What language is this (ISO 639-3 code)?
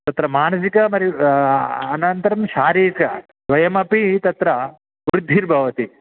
san